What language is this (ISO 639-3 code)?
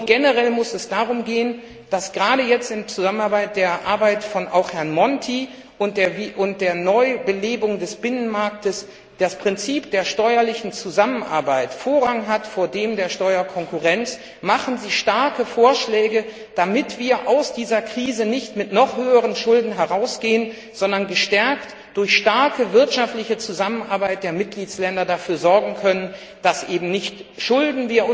deu